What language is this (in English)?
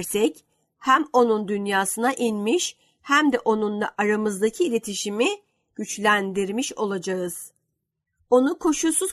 Turkish